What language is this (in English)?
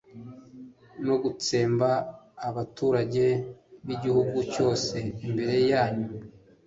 Kinyarwanda